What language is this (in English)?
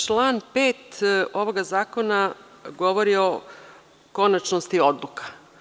Serbian